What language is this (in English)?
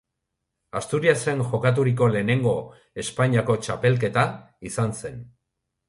Basque